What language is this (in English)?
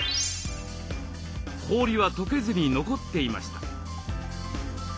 Japanese